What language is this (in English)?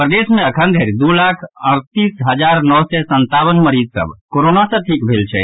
Maithili